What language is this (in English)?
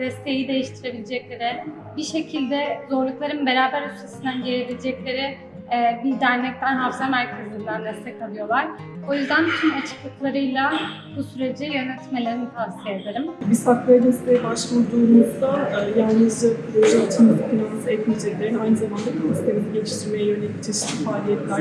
Turkish